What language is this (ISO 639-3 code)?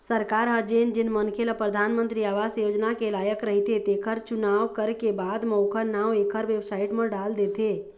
hne